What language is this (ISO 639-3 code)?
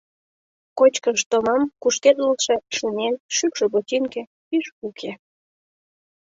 chm